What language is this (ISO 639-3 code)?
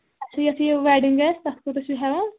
kas